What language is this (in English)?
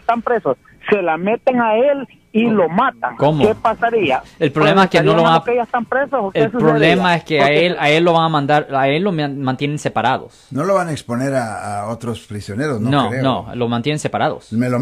Spanish